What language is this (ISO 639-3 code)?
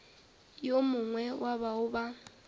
nso